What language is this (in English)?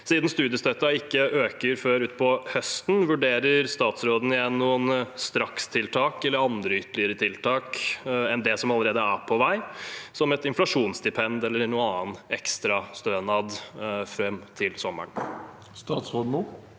Norwegian